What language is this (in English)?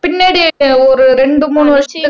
Tamil